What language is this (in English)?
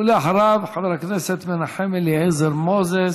Hebrew